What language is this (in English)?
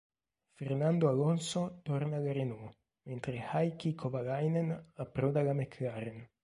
Italian